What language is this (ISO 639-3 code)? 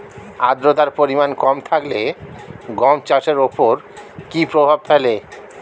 ben